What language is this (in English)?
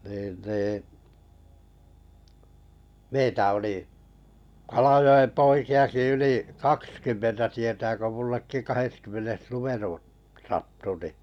Finnish